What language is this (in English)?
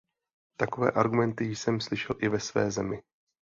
Czech